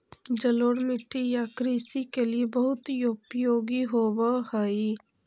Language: Magahi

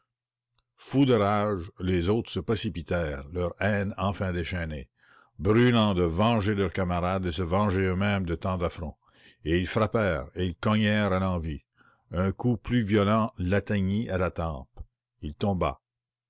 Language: French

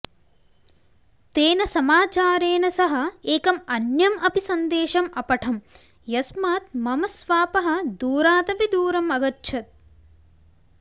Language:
Sanskrit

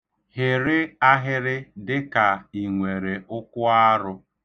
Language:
Igbo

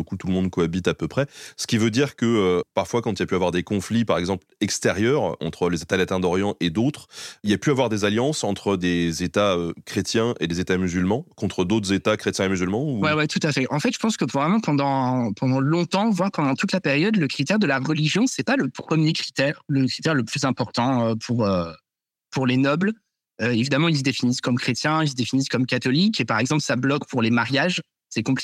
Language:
French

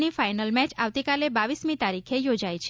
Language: Gujarati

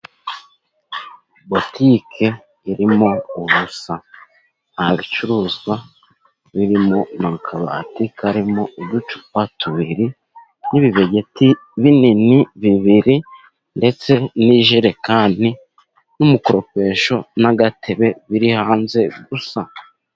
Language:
Kinyarwanda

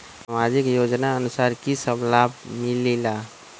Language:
Magahi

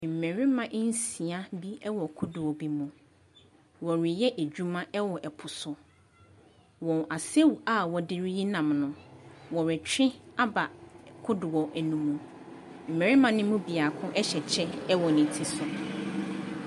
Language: Akan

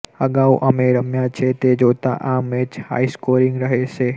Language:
Gujarati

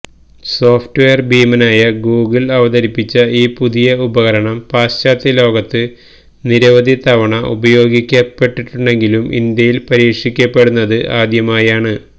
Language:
Malayalam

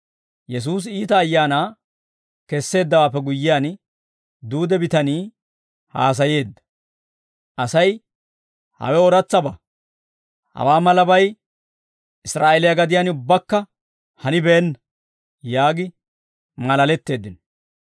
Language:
Dawro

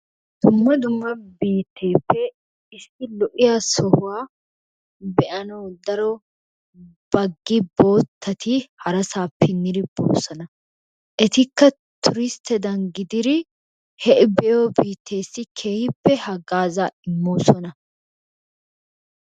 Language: Wolaytta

